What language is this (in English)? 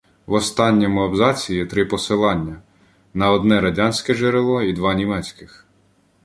Ukrainian